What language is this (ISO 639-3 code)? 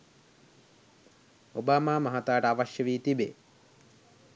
sin